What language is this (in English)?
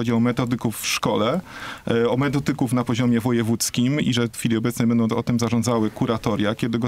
Polish